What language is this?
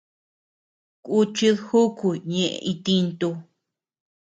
Tepeuxila Cuicatec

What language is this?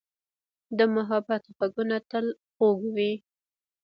Pashto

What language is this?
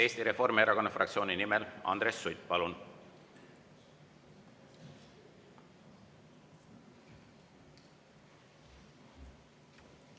Estonian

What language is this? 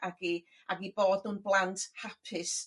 Welsh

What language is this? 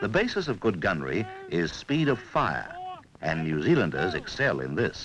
English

